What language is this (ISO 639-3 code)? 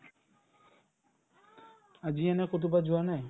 asm